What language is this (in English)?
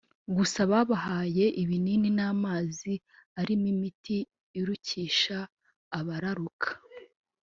Kinyarwanda